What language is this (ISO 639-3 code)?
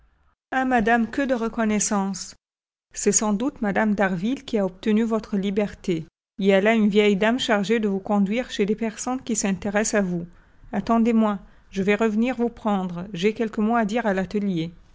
fra